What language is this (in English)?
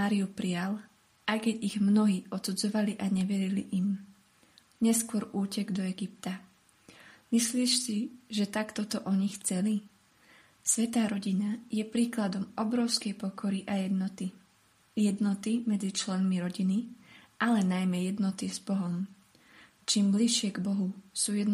Slovak